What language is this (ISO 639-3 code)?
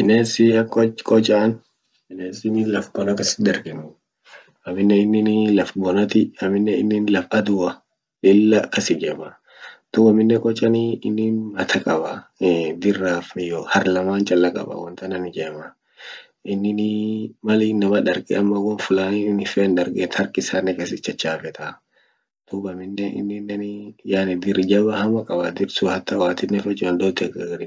orc